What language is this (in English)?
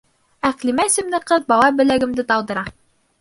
Bashkir